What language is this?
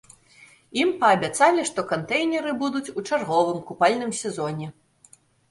Belarusian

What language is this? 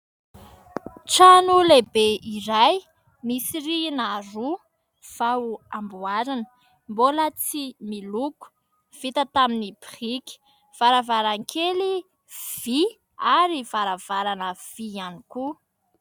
Malagasy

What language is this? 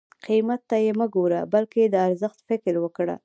Pashto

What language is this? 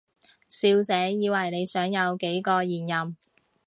Cantonese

